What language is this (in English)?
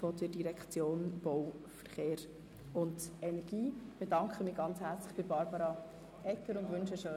Swiss German